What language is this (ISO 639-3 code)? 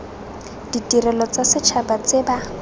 tsn